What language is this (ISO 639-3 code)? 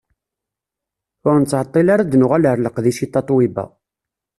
kab